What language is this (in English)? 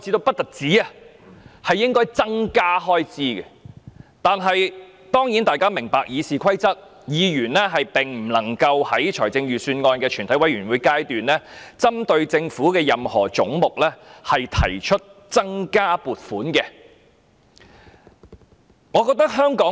Cantonese